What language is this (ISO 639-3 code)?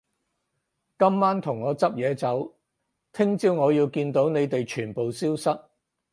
yue